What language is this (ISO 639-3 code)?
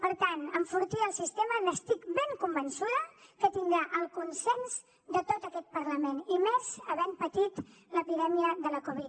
cat